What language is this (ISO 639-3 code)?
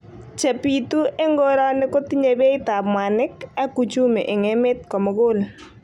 kln